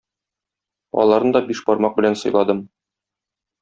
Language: Tatar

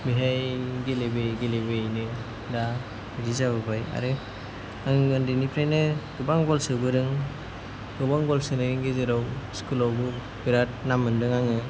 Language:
Bodo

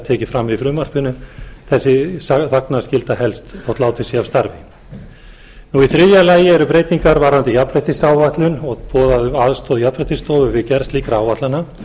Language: Icelandic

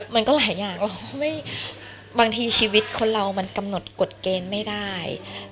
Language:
Thai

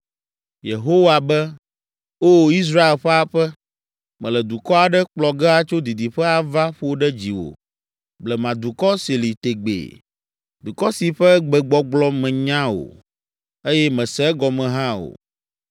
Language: Ewe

